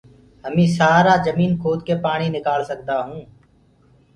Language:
Gurgula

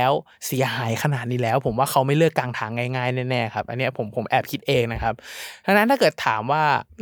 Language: Thai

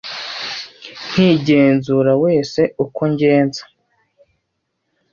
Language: Kinyarwanda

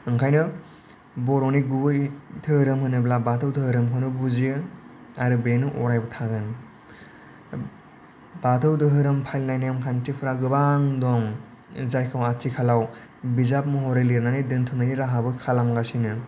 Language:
Bodo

